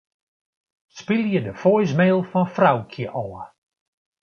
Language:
Western Frisian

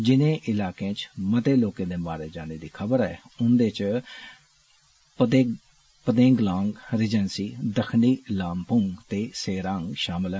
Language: Dogri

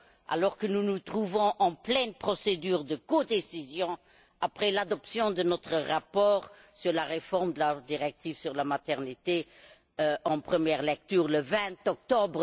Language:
French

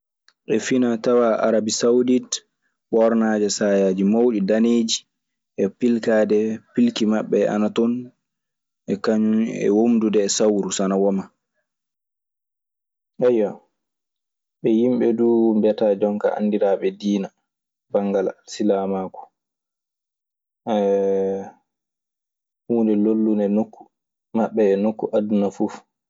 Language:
Maasina Fulfulde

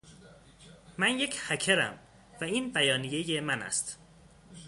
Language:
Persian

